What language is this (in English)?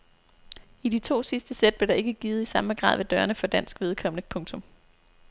Danish